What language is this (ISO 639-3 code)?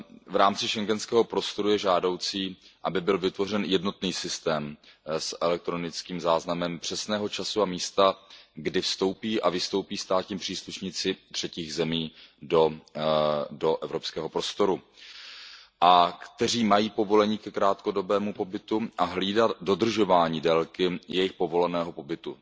ces